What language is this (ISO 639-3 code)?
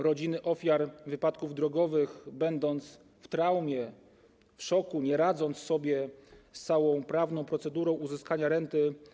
pol